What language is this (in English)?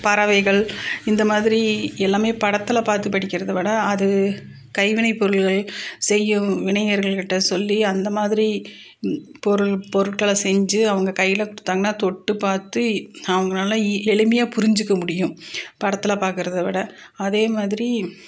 Tamil